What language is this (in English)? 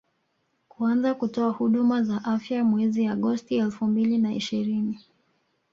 Swahili